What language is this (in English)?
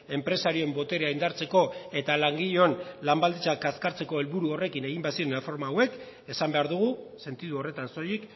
Basque